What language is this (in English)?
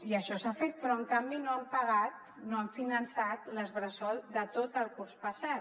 Catalan